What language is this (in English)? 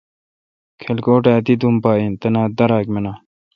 Kalkoti